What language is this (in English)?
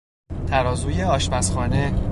Persian